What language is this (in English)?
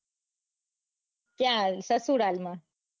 Gujarati